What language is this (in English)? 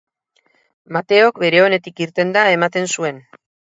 Basque